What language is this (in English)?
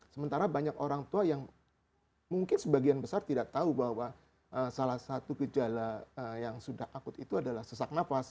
Indonesian